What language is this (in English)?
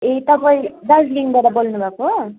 Nepali